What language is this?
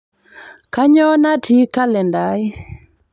Masai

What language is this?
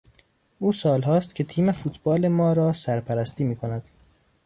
Persian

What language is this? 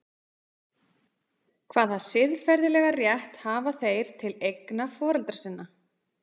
Icelandic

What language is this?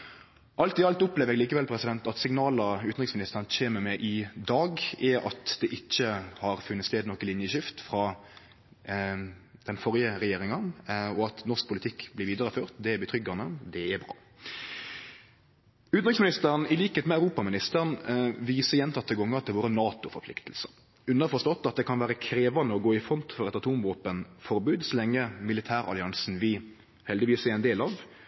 Norwegian Nynorsk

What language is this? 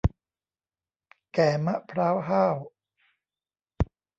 Thai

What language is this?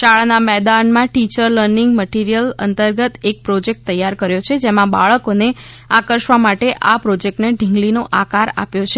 Gujarati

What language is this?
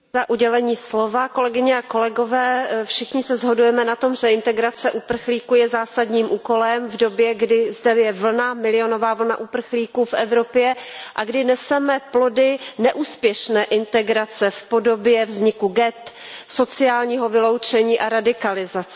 Czech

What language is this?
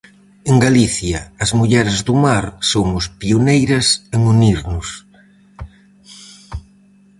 Galician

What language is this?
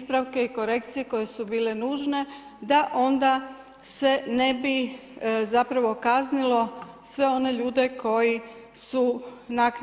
Croatian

